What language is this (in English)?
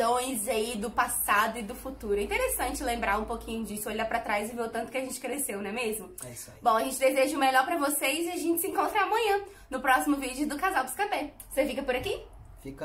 Portuguese